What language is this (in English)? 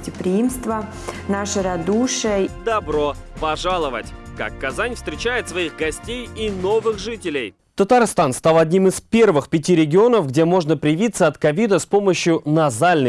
Russian